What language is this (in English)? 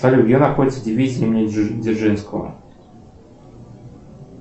Russian